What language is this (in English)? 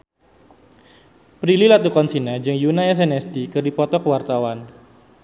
Sundanese